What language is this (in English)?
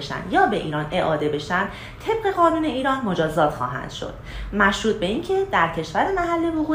Persian